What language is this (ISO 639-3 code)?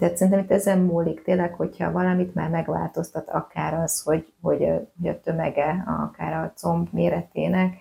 hun